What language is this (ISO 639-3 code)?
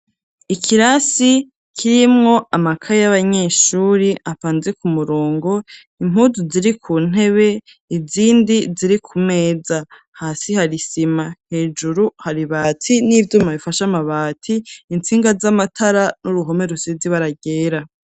run